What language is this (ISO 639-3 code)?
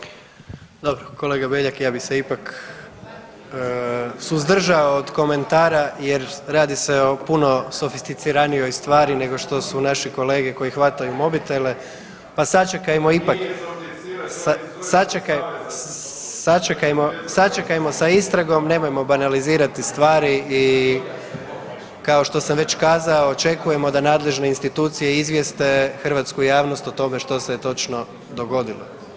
hrv